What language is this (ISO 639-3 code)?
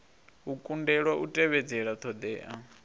ven